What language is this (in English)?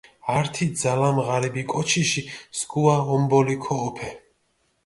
Mingrelian